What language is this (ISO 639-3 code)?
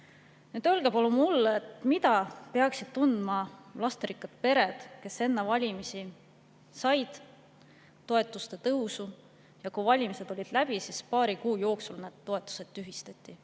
est